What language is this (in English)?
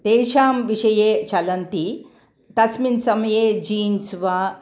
Sanskrit